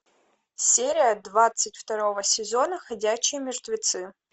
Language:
Russian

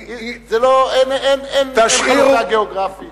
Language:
Hebrew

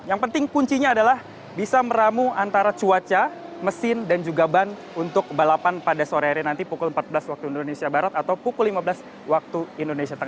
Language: Indonesian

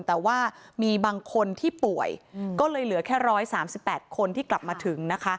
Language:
Thai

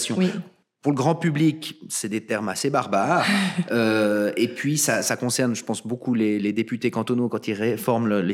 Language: French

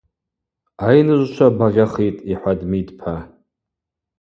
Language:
Abaza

